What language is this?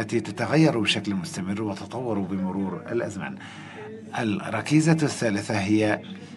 Arabic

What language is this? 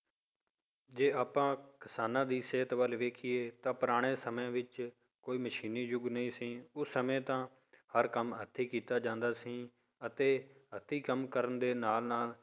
Punjabi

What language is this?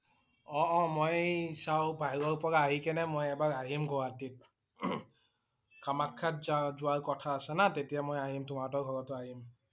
Assamese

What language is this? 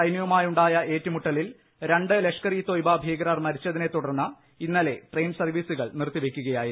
Malayalam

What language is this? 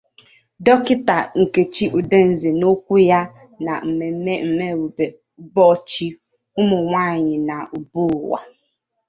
Igbo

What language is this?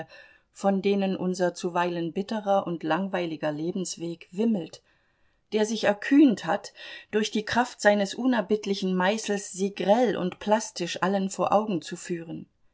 German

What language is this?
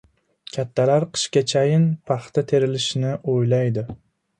Uzbek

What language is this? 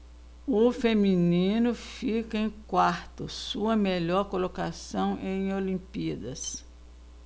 Portuguese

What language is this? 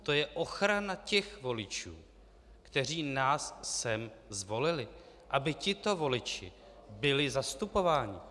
Czech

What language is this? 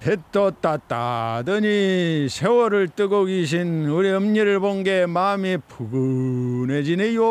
Korean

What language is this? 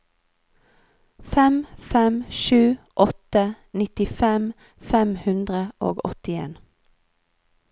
Norwegian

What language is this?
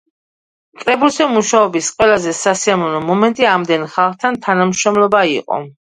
Georgian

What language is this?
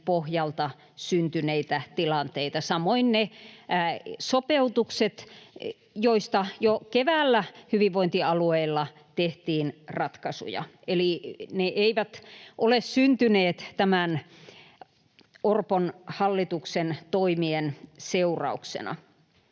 Finnish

